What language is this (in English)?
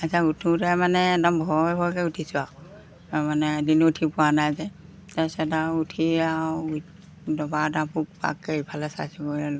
Assamese